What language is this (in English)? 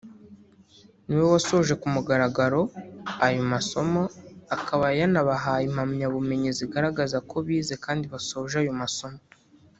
Kinyarwanda